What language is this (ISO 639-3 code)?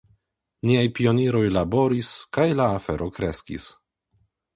epo